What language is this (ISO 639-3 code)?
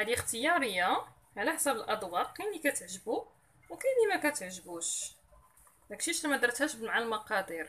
ara